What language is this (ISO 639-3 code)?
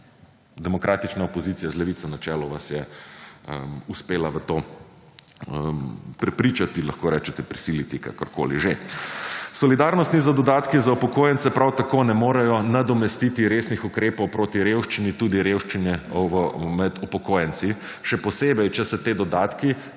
slv